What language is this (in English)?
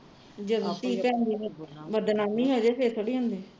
Punjabi